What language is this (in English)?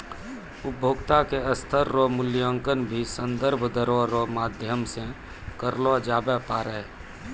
Maithili